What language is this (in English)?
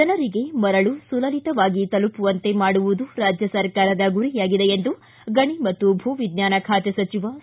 Kannada